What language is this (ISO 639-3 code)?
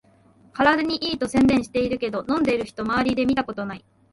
jpn